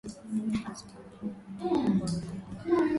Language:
Swahili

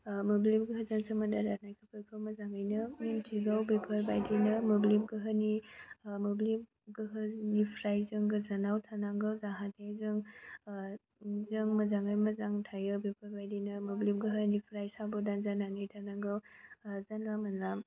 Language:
Bodo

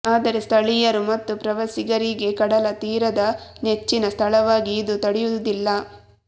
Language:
Kannada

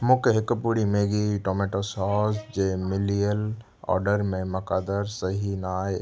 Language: Sindhi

